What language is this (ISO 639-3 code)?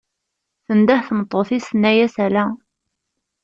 kab